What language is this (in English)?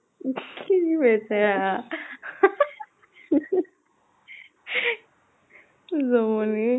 Assamese